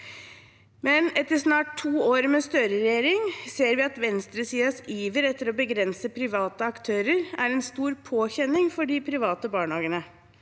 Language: Norwegian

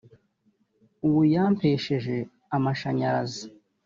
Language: Kinyarwanda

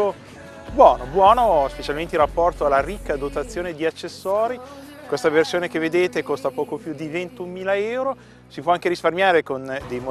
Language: Italian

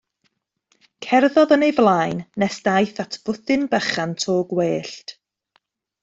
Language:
Welsh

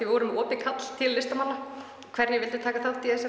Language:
Icelandic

